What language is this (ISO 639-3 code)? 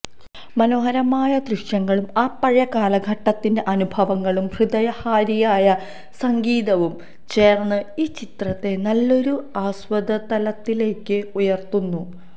mal